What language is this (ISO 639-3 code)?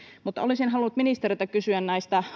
fin